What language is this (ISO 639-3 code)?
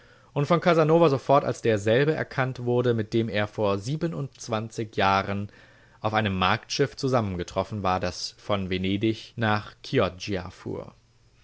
deu